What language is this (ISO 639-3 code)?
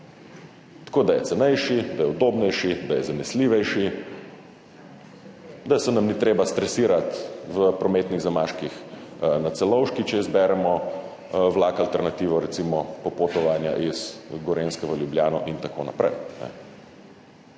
slv